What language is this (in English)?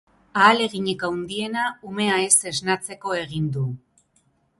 Basque